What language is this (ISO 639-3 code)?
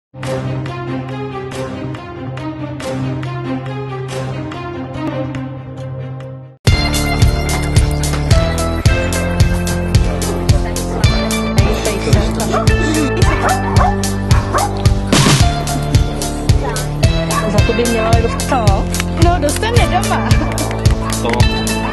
ind